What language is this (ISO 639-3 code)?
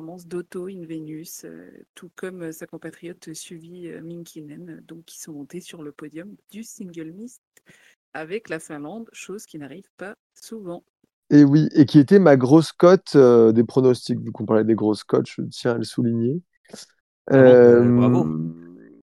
fra